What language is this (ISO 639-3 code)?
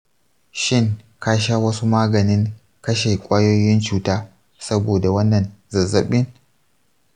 hau